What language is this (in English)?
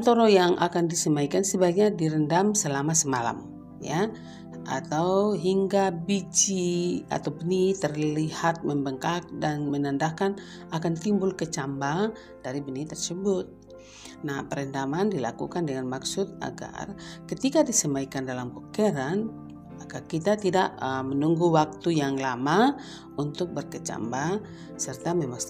Indonesian